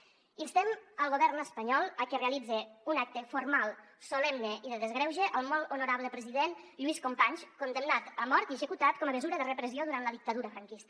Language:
Catalan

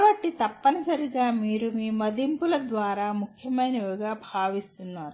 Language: Telugu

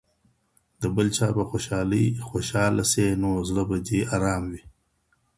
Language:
Pashto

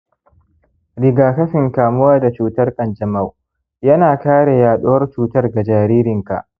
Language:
Hausa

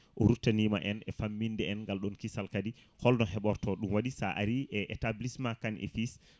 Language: Fula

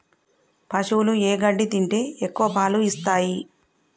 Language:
Telugu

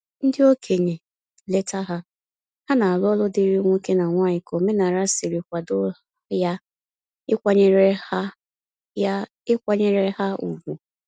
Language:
Igbo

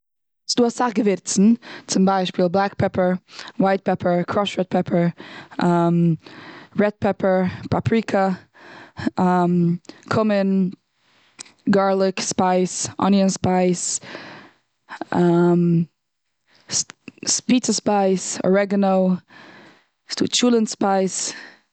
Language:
Yiddish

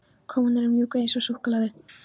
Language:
Icelandic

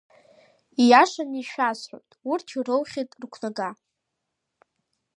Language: Abkhazian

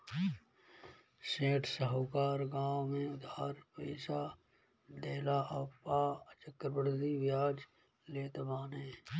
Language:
Bhojpuri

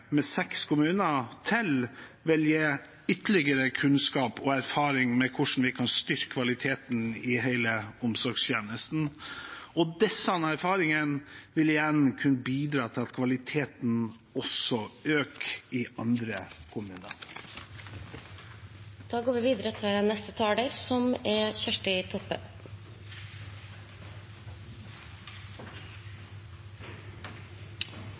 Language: Norwegian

